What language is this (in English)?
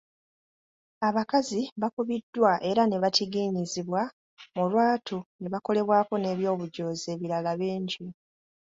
Ganda